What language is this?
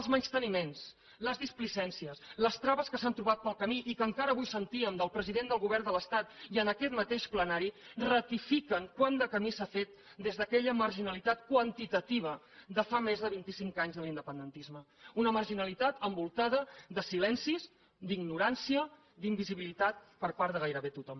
Catalan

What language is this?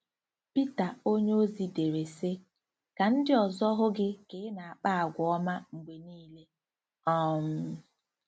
Igbo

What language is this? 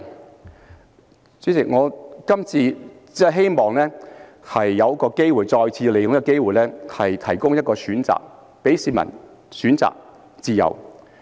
Cantonese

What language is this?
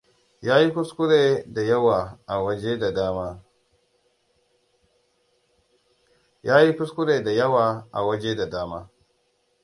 Hausa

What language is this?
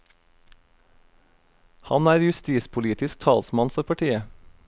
Norwegian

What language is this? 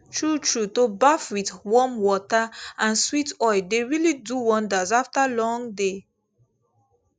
Nigerian Pidgin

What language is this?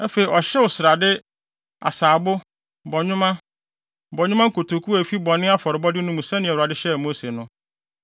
Akan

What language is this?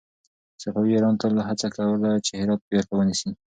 Pashto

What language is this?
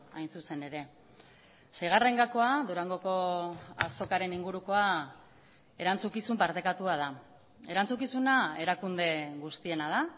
Basque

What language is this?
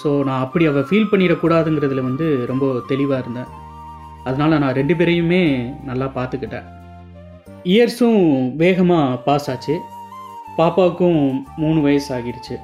Tamil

